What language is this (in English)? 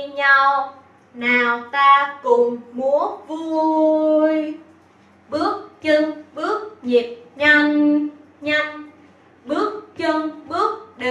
Vietnamese